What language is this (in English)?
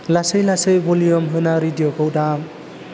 Bodo